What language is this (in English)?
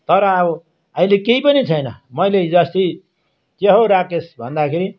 Nepali